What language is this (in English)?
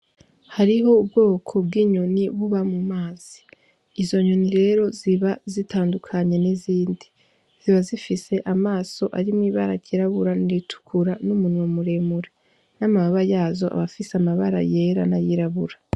Rundi